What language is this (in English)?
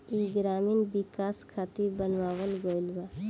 Bhojpuri